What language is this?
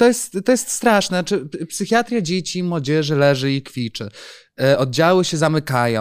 Polish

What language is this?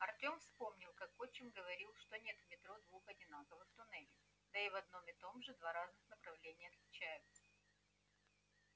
Russian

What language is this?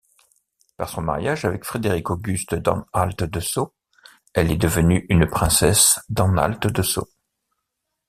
French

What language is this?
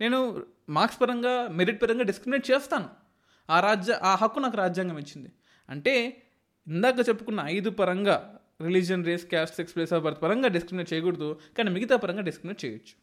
Telugu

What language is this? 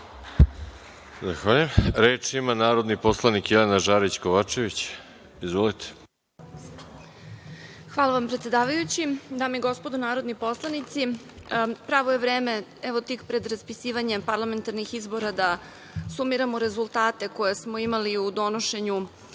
Serbian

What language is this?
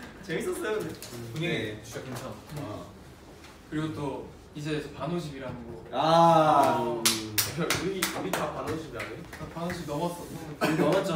Korean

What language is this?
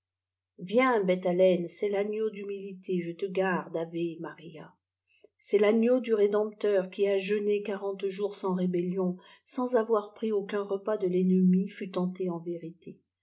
French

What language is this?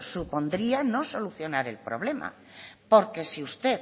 Spanish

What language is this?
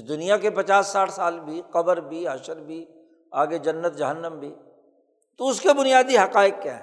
Urdu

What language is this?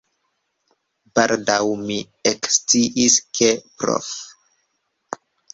Esperanto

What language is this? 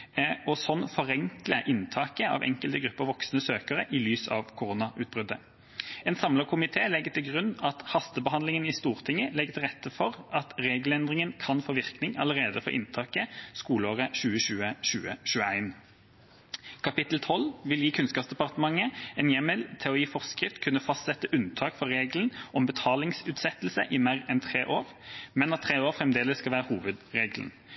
Norwegian Bokmål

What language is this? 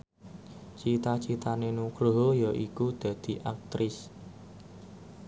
Javanese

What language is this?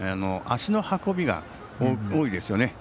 Japanese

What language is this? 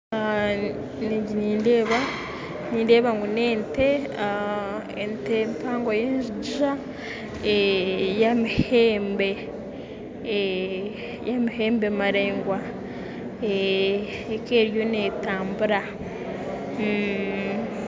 Nyankole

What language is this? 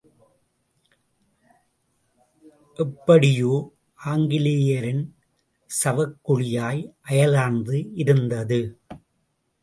Tamil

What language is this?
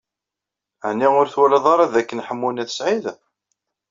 Kabyle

